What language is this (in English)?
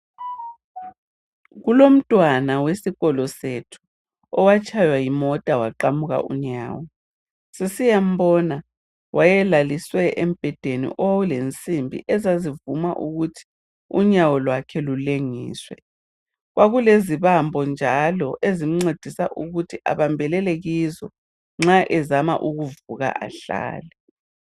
North Ndebele